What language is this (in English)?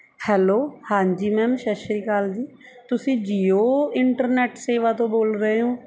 Punjabi